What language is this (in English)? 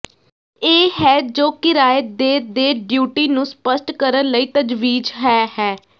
Punjabi